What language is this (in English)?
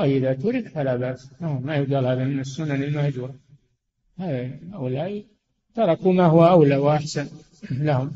Arabic